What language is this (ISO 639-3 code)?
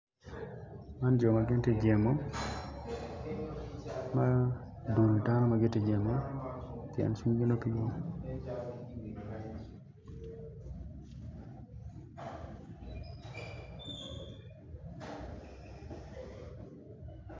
ach